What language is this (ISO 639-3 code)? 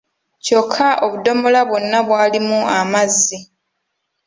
lug